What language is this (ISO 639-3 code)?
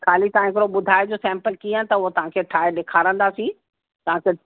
snd